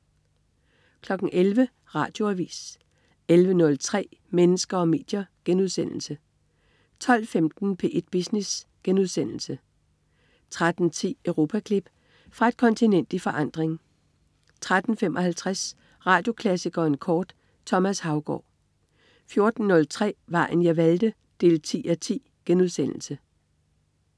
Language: Danish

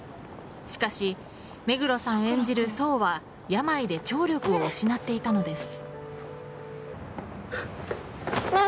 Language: Japanese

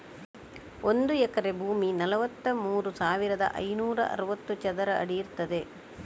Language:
Kannada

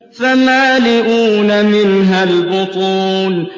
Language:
Arabic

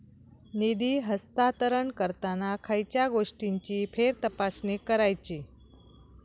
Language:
Marathi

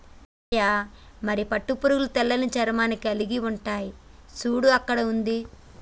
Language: Telugu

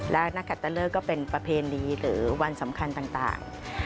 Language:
Thai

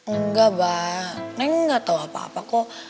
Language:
Indonesian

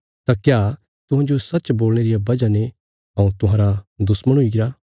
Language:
Bilaspuri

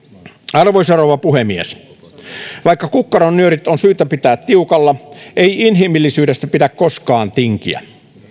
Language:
Finnish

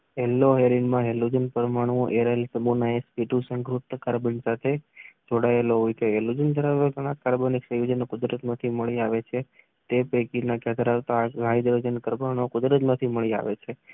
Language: Gujarati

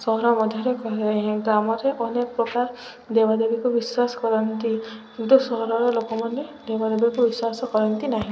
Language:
Odia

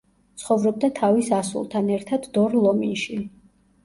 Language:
Georgian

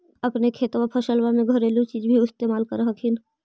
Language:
Magahi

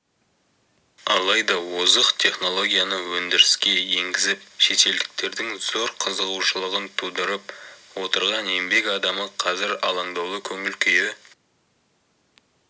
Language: Kazakh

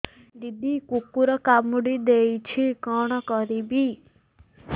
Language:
Odia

